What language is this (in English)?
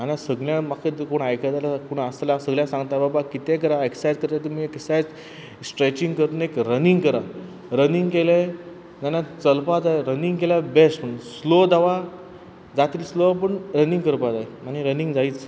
Konkani